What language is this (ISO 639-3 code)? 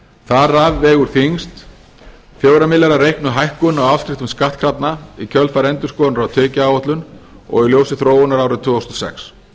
isl